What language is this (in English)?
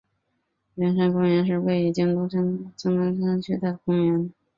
Chinese